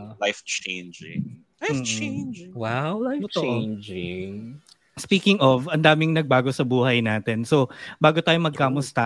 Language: Filipino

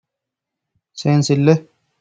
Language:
Sidamo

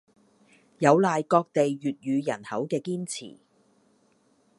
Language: Cantonese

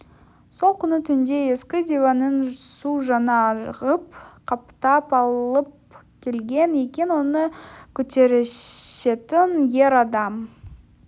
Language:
Kazakh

